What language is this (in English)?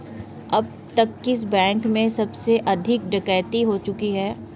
Hindi